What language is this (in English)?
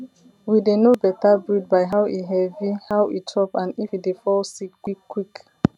Nigerian Pidgin